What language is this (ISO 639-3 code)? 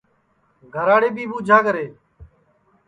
ssi